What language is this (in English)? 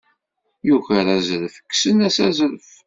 Kabyle